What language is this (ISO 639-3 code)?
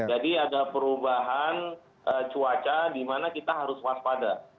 ind